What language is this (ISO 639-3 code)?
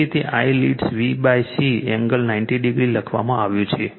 guj